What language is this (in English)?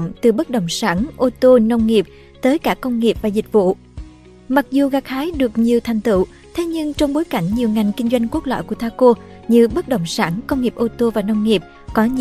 Vietnamese